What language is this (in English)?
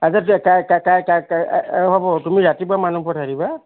Assamese